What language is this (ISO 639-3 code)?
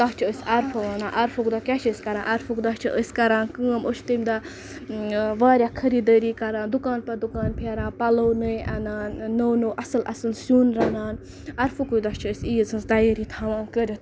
kas